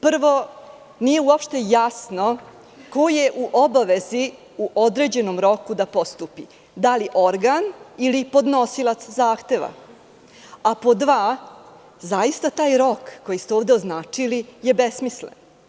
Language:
Serbian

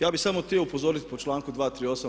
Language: Croatian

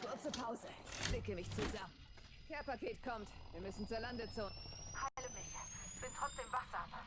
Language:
German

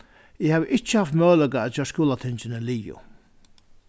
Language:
Faroese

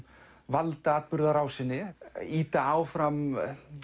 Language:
Icelandic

